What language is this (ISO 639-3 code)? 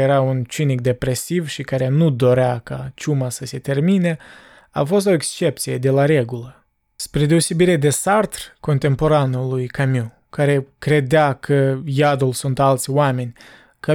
ron